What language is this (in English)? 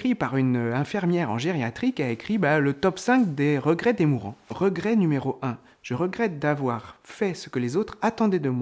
French